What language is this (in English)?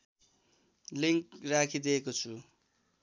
Nepali